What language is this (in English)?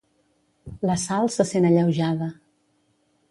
Catalan